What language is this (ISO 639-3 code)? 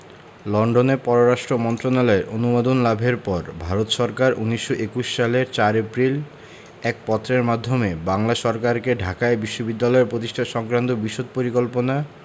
ben